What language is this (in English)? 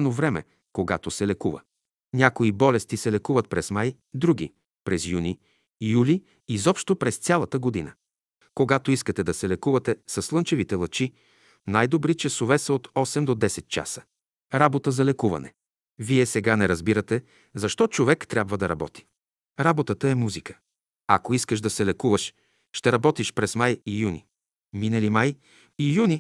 Bulgarian